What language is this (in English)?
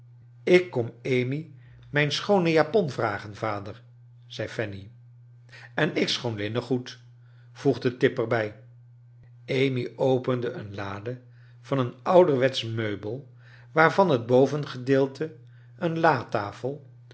Dutch